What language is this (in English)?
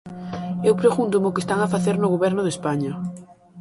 Galician